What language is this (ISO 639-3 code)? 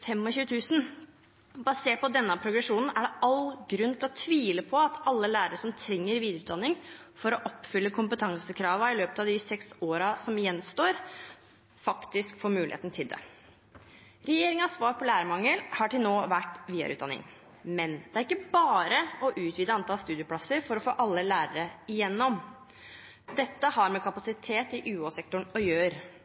nob